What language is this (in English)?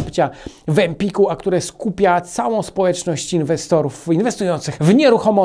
Polish